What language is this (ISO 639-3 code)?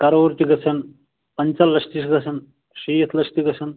kas